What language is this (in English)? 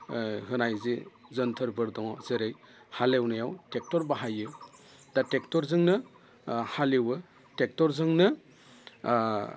Bodo